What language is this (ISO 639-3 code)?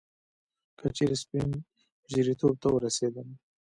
pus